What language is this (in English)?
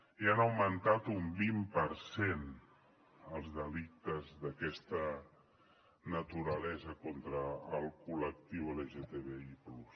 Catalan